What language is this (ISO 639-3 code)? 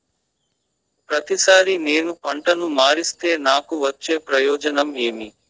tel